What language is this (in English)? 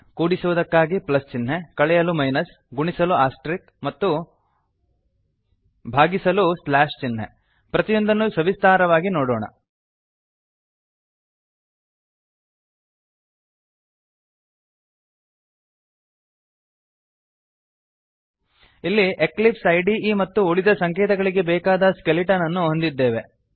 Kannada